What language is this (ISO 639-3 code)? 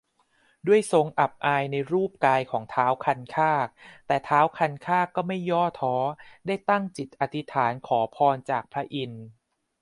tha